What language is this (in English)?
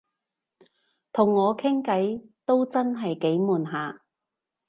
Cantonese